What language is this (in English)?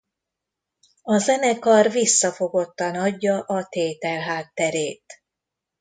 Hungarian